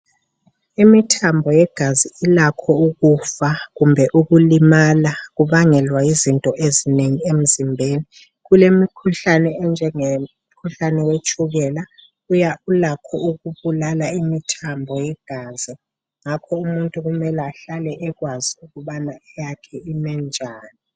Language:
North Ndebele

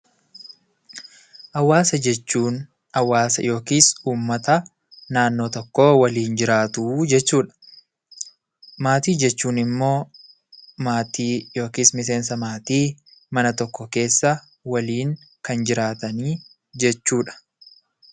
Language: Oromo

